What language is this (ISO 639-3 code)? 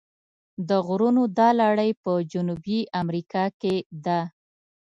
pus